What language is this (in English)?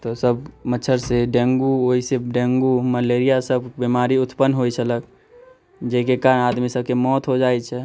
Maithili